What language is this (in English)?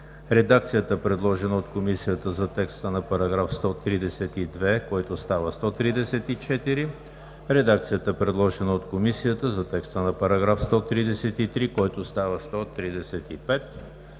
Bulgarian